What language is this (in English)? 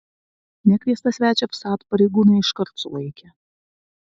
Lithuanian